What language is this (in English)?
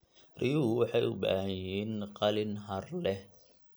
Somali